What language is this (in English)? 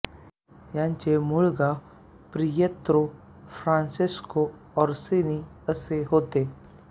Marathi